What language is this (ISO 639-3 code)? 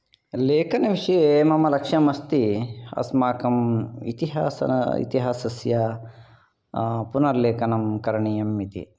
san